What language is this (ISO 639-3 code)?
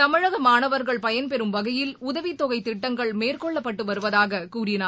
tam